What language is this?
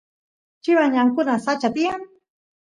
Santiago del Estero Quichua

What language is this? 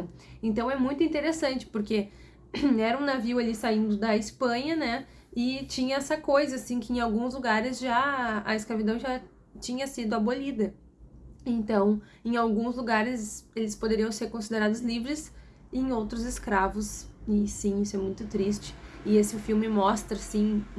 Portuguese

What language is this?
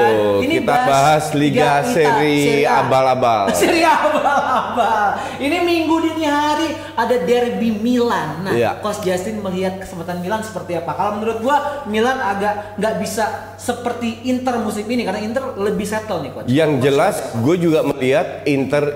Indonesian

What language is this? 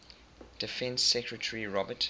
English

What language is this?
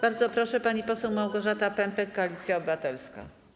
Polish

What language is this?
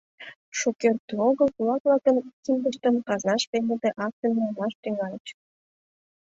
Mari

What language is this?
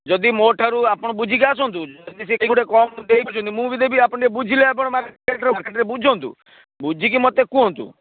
Odia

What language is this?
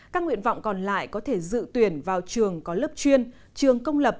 Vietnamese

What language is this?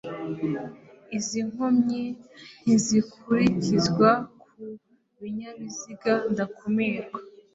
Kinyarwanda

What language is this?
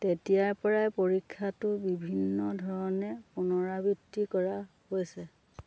Assamese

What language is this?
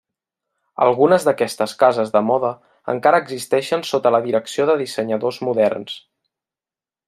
Catalan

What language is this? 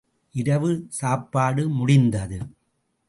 Tamil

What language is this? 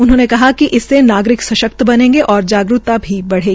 Hindi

